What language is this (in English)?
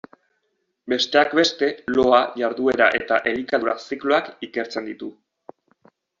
Basque